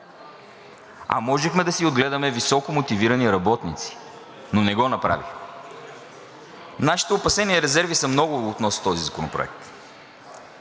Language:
Bulgarian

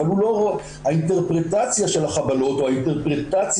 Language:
Hebrew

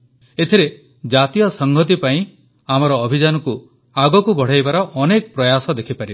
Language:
Odia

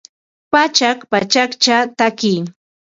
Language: Ambo-Pasco Quechua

